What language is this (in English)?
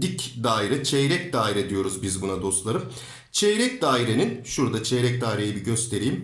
Turkish